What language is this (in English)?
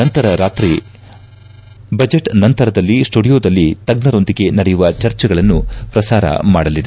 Kannada